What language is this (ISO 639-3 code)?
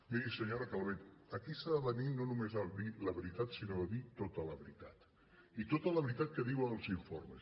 cat